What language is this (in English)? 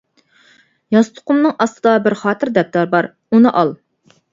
Uyghur